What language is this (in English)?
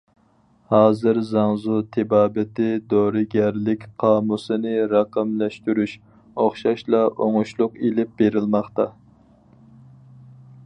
Uyghur